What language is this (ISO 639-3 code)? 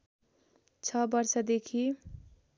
nep